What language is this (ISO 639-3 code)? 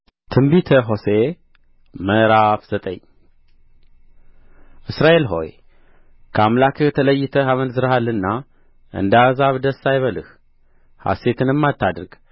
amh